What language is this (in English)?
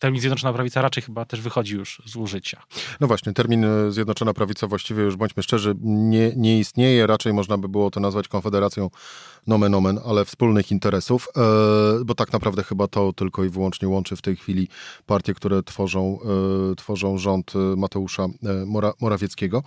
Polish